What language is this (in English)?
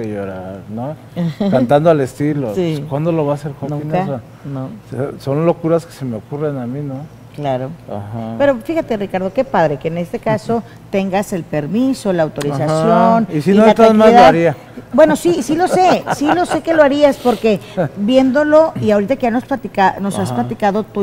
Spanish